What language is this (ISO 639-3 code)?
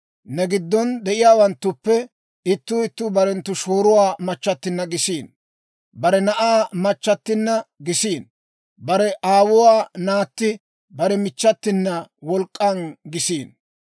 dwr